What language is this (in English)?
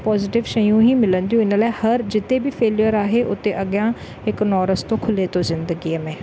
Sindhi